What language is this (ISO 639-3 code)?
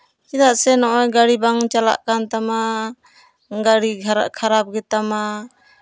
sat